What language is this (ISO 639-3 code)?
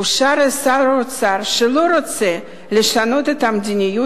heb